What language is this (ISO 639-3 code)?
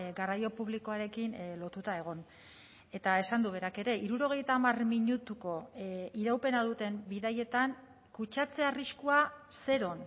eus